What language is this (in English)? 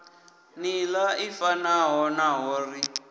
Venda